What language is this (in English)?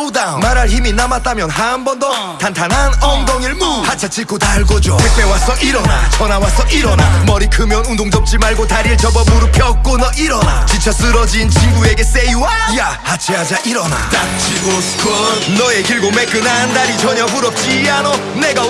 Korean